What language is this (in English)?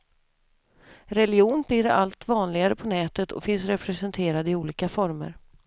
Swedish